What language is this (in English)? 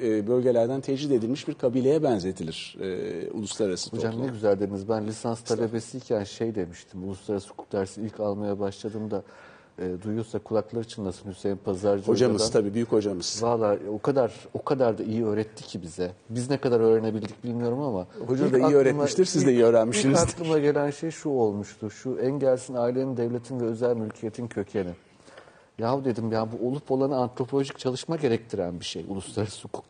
Turkish